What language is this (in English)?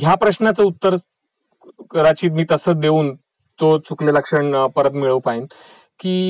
Marathi